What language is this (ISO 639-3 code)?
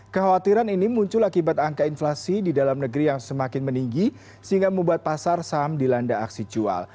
ind